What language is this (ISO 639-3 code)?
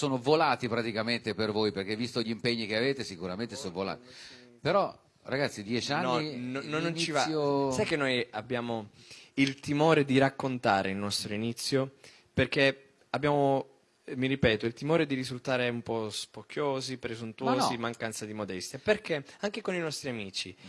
ita